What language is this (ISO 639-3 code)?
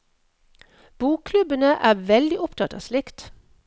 nor